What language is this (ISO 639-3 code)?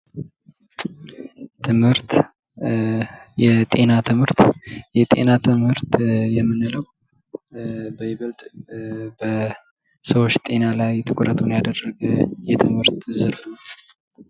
amh